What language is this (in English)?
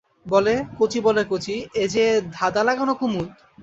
Bangla